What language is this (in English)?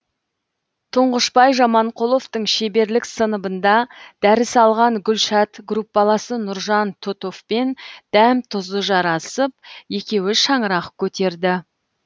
Kazakh